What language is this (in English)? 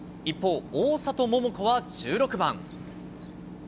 Japanese